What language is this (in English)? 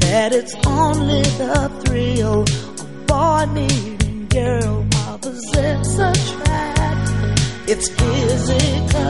Spanish